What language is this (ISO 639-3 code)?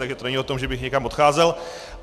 ces